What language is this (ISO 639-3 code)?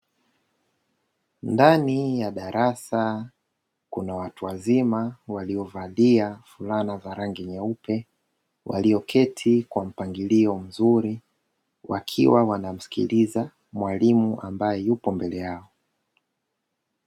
swa